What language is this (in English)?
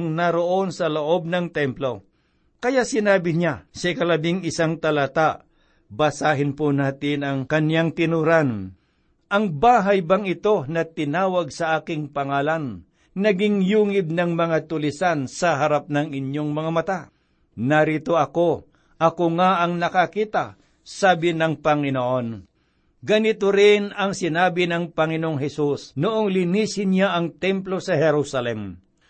Filipino